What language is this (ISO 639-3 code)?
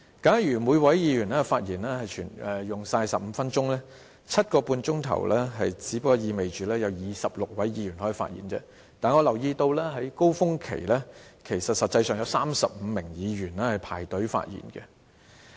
yue